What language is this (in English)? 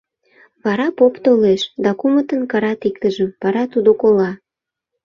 Mari